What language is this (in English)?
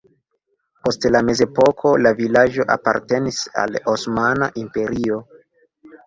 Esperanto